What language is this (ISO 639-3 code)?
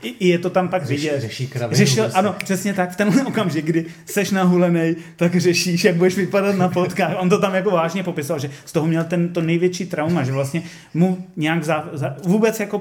ces